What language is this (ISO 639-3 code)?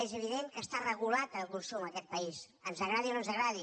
cat